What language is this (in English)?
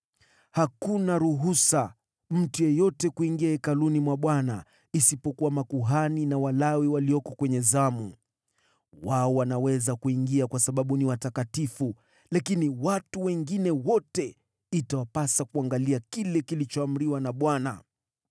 Swahili